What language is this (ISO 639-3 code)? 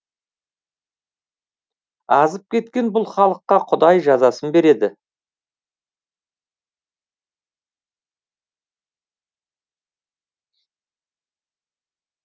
kaz